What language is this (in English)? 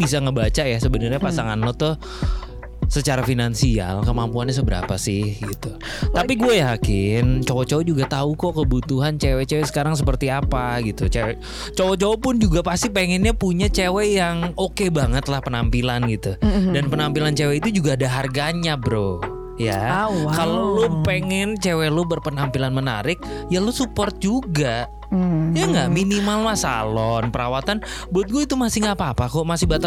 Indonesian